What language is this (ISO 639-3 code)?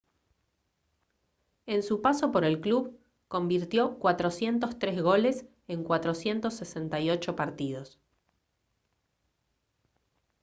spa